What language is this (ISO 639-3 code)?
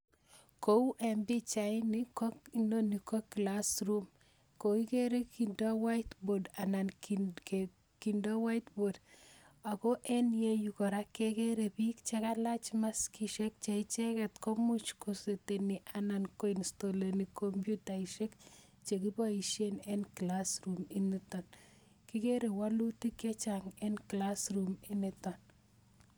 kln